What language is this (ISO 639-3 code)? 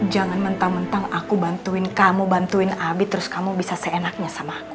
ind